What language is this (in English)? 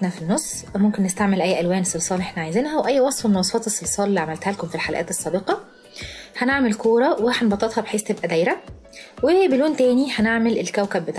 Arabic